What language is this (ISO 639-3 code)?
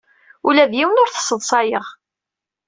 kab